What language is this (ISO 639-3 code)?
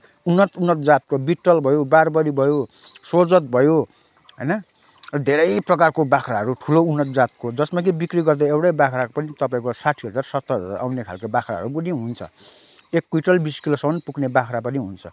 nep